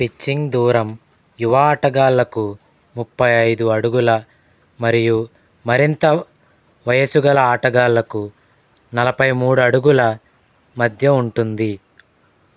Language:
Telugu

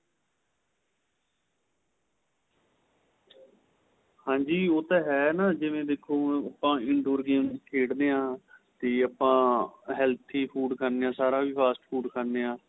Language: Punjabi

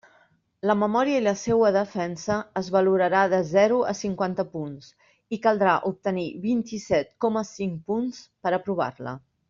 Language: Catalan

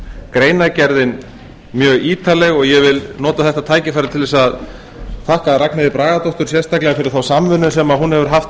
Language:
Icelandic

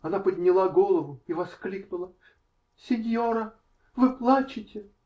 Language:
Russian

